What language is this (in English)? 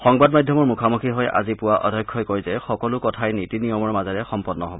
Assamese